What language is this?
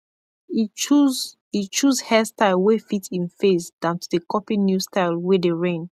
Nigerian Pidgin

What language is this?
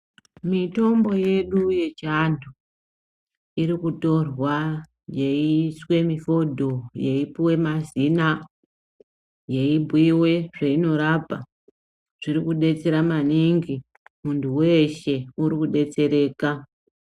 Ndau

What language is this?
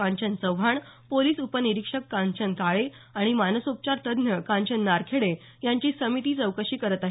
Marathi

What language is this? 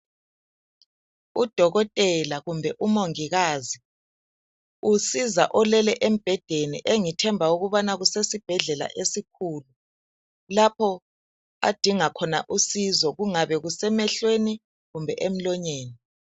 North Ndebele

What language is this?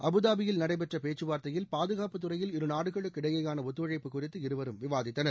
Tamil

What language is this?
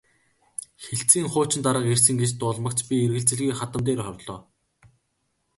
Mongolian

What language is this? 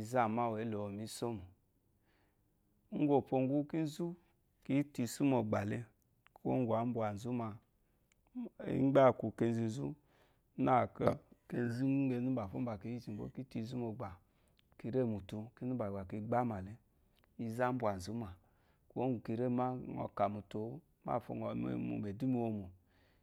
Eloyi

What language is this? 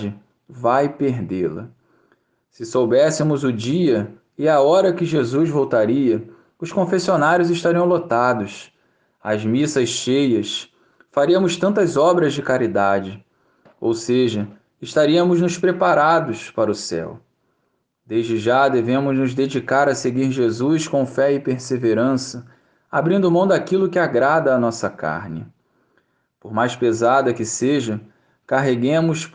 Portuguese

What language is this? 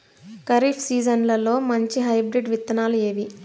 Telugu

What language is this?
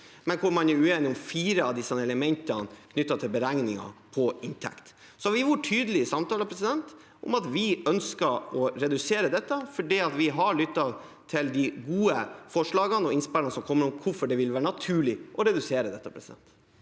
Norwegian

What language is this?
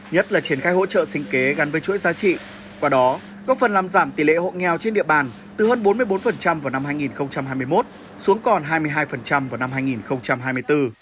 Vietnamese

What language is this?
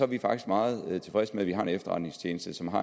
Danish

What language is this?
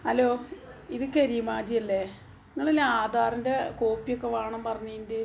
Malayalam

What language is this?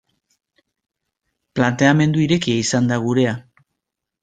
Basque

